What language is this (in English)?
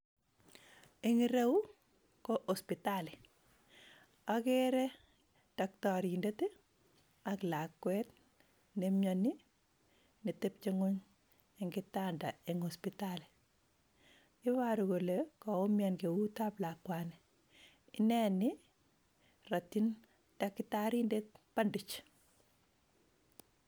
Kalenjin